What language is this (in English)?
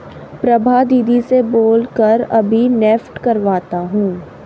Hindi